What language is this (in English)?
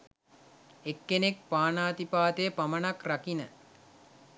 Sinhala